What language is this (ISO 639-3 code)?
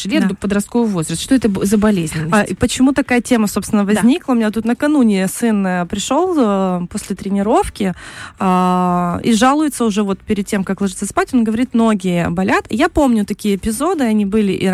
rus